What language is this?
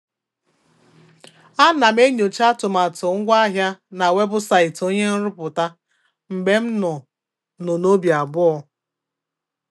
Igbo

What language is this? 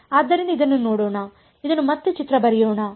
Kannada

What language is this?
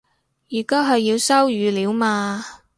Cantonese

